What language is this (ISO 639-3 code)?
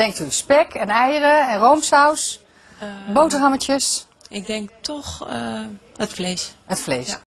nld